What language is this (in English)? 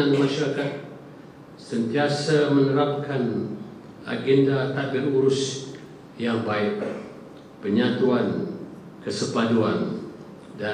Malay